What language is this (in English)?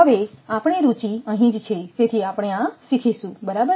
Gujarati